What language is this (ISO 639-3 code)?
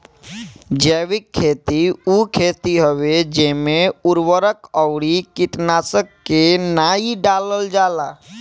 bho